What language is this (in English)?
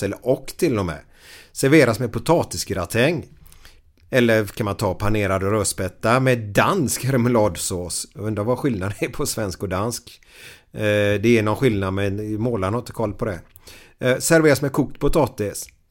Swedish